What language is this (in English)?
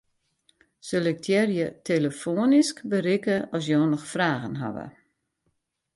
Western Frisian